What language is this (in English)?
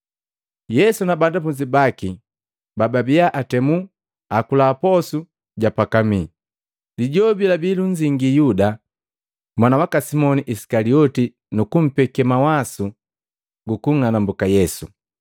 Matengo